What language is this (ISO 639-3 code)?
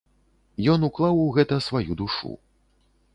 bel